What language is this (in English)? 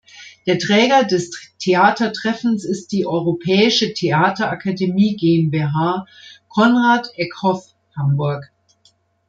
German